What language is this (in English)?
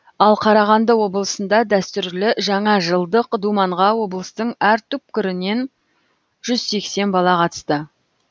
Kazakh